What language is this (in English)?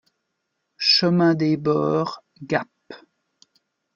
French